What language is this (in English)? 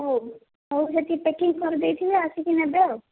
Odia